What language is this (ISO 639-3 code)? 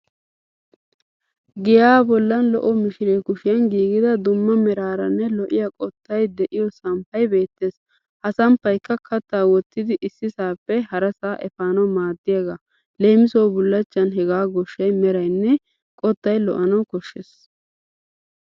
wal